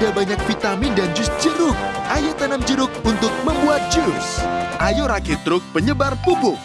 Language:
Indonesian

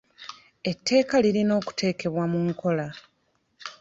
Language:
Ganda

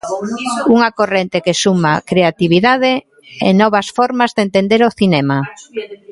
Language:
Galician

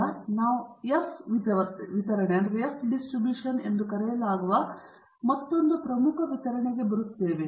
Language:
Kannada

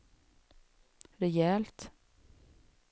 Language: Swedish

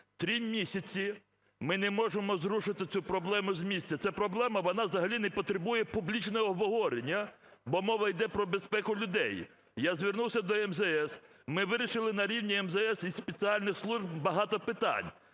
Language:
Ukrainian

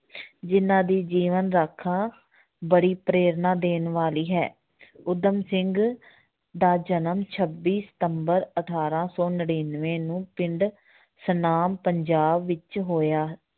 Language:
Punjabi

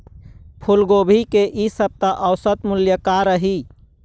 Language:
Chhattisgarhi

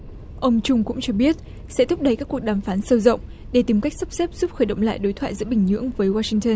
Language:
Vietnamese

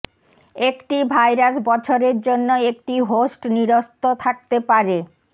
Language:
Bangla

